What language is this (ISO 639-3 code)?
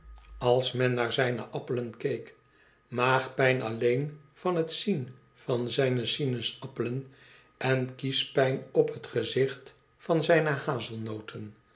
nld